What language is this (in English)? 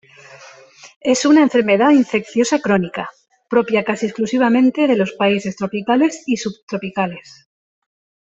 Spanish